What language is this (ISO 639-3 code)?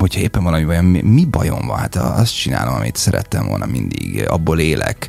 hun